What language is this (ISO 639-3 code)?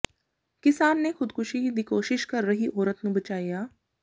pan